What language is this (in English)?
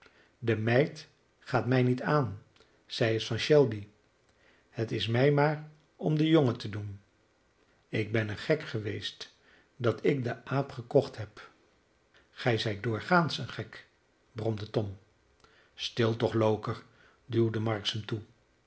Dutch